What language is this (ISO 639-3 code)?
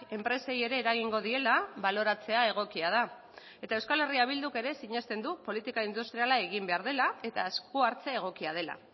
eus